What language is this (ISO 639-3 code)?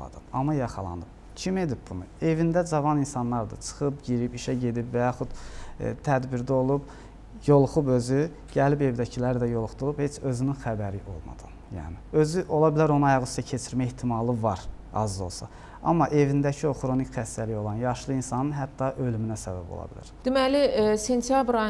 tur